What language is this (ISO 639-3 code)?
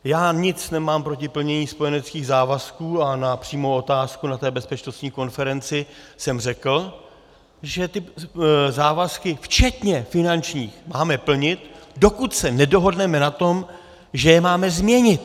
ces